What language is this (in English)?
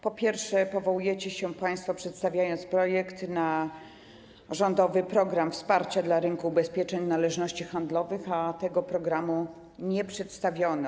Polish